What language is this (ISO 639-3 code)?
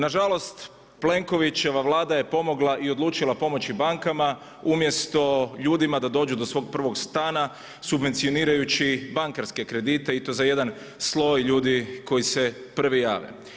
hrv